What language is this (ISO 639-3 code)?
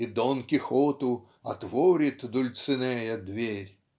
rus